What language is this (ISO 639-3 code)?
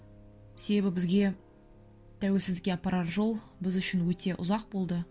kaz